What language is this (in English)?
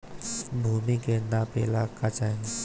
Bhojpuri